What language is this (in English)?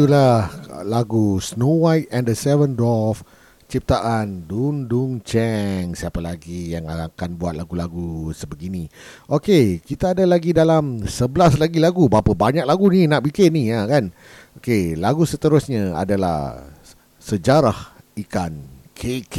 Malay